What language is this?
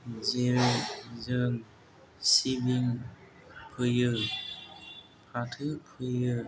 Bodo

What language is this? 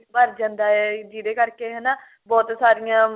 Punjabi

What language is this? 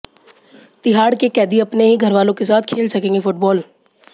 Hindi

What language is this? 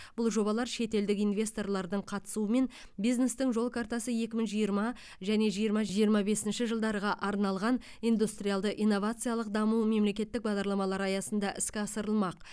Kazakh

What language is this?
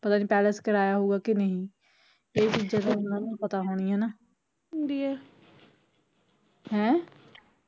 Punjabi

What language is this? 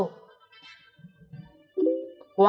Vietnamese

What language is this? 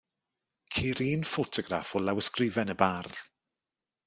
Welsh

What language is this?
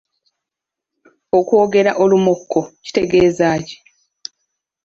Ganda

